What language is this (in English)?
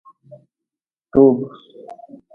Nawdm